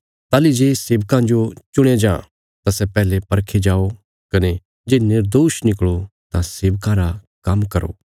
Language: Bilaspuri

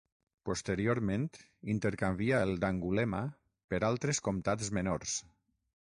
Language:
Catalan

